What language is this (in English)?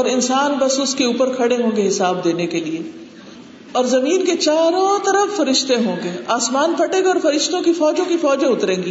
Urdu